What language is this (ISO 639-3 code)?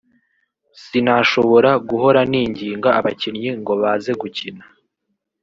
kin